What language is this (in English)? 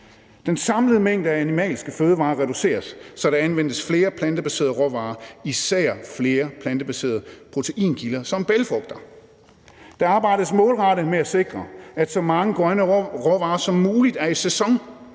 Danish